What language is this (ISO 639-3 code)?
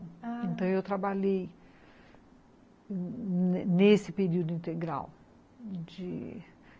por